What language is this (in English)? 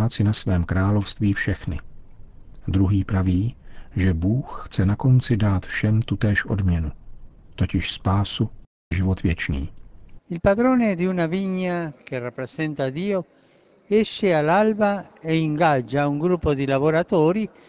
Czech